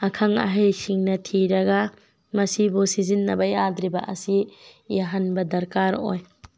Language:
Manipuri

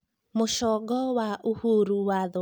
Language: Kikuyu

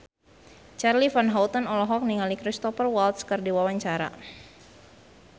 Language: Sundanese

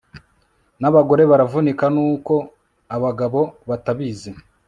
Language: Kinyarwanda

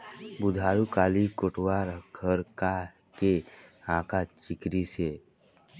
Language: Chhattisgarhi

